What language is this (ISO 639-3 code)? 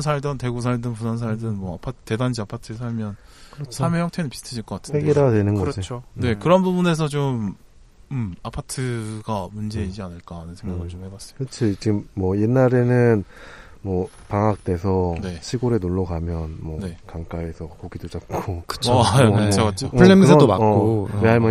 kor